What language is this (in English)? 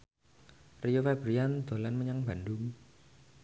Javanese